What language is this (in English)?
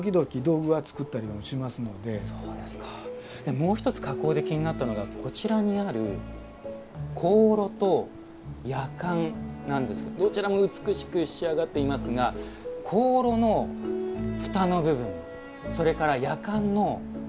Japanese